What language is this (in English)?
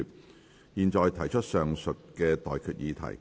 Cantonese